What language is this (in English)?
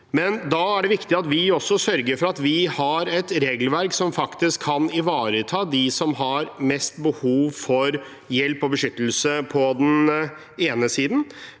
Norwegian